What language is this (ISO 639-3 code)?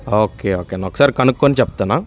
tel